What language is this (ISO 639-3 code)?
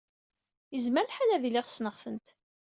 kab